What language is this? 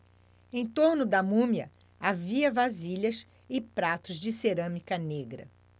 Portuguese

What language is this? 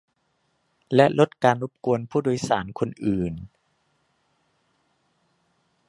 Thai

